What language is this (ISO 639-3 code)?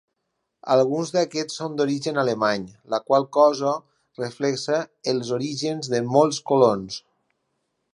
cat